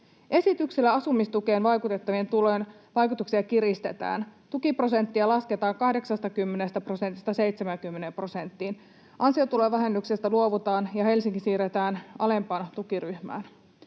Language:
Finnish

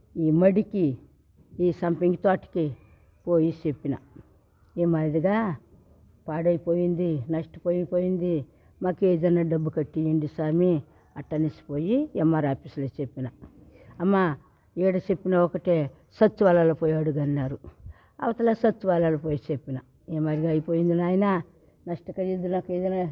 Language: Telugu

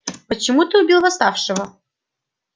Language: Russian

